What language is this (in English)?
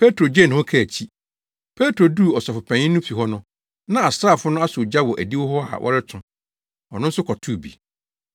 Akan